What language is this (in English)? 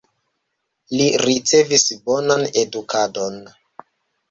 Esperanto